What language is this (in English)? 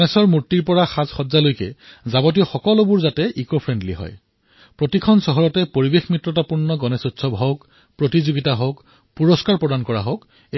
Assamese